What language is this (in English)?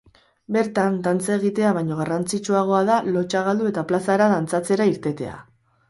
Basque